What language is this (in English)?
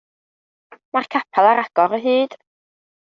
Welsh